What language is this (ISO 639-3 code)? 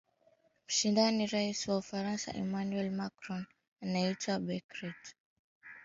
swa